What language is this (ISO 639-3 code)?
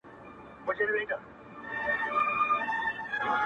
pus